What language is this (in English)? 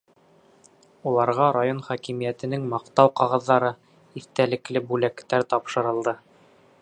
Bashkir